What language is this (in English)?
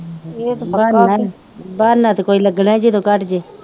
Punjabi